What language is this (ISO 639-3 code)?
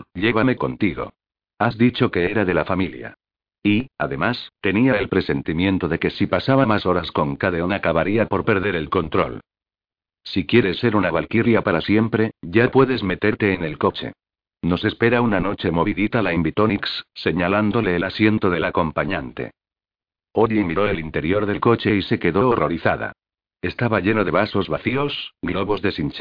spa